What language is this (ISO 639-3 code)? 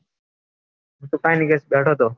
guj